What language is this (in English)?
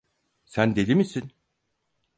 Turkish